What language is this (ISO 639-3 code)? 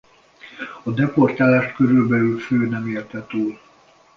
hun